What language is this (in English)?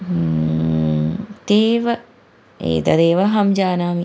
Sanskrit